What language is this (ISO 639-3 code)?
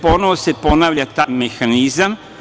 srp